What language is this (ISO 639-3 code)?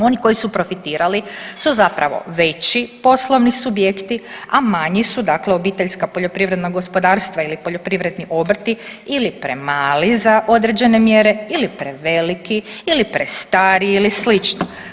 hrv